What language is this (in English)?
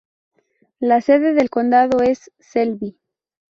Spanish